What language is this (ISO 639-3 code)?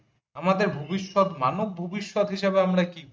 ben